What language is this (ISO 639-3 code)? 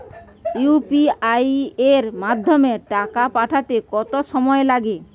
ben